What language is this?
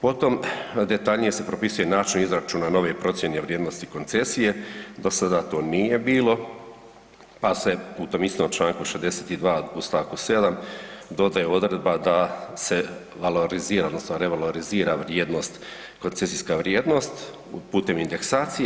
Croatian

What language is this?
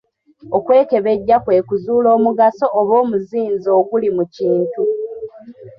Ganda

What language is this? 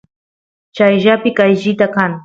Santiago del Estero Quichua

